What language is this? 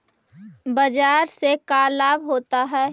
Magahi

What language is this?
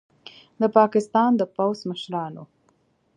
Pashto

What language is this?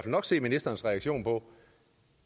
Danish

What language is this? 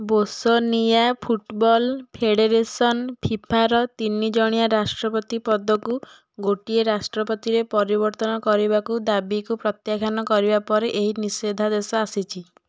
Odia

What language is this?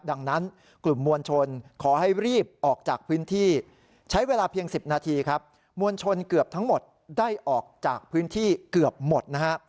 Thai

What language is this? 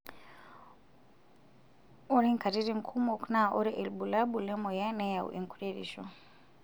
Masai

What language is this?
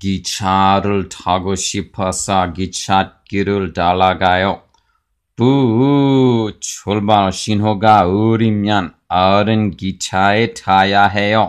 Korean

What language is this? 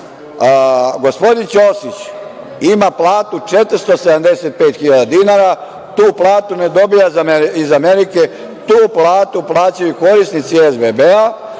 Serbian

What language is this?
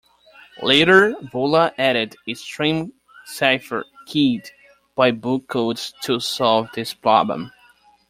English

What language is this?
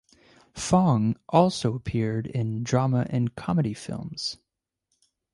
English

